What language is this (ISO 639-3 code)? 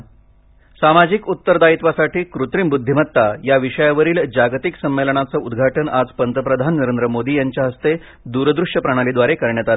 mar